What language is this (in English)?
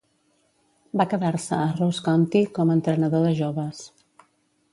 Catalan